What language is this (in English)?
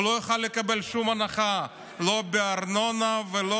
Hebrew